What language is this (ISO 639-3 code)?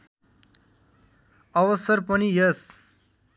nep